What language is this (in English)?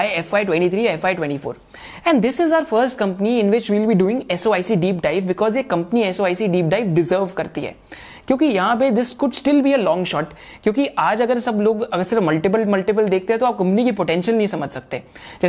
Hindi